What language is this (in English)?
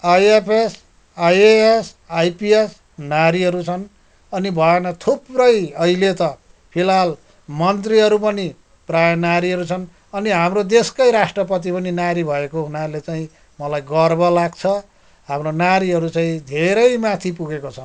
Nepali